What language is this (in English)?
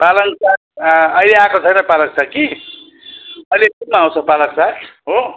Nepali